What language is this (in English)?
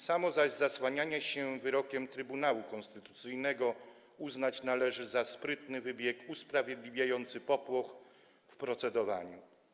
Polish